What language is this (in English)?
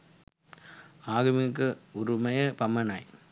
Sinhala